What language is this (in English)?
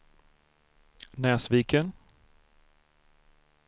Swedish